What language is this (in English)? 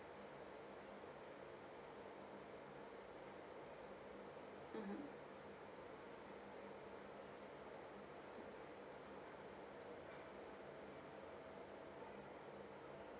English